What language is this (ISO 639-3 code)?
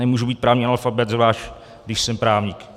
ces